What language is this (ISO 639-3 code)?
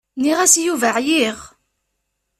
kab